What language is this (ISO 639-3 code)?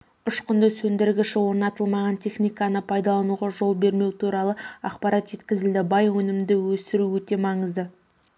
kaz